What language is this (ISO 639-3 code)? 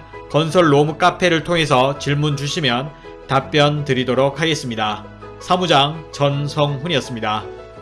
kor